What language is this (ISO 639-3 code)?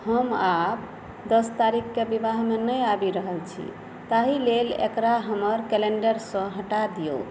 mai